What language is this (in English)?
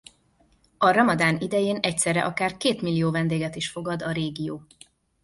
Hungarian